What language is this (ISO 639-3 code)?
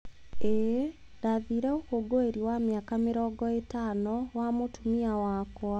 kik